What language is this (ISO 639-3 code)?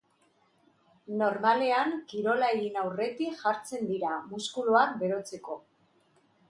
eus